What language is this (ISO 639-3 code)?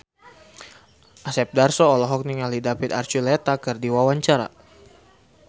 sun